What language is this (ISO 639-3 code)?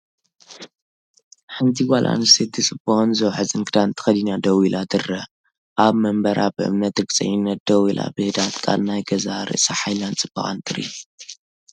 tir